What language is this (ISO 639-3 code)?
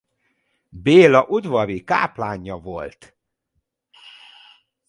hun